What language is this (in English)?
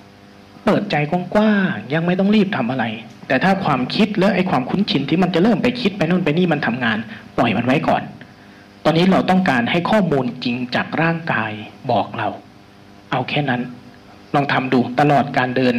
Thai